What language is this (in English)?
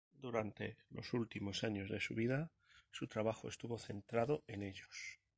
Spanish